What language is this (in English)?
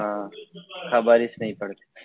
Gujarati